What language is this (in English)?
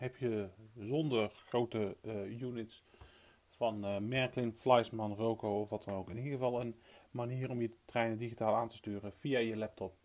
Dutch